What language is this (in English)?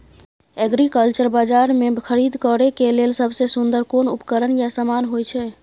Maithili